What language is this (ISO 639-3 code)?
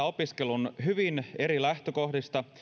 fin